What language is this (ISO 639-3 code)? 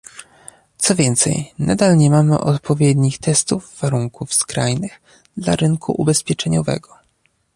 pol